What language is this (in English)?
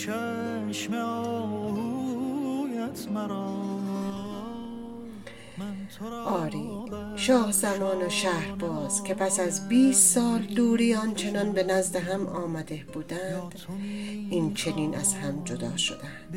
Persian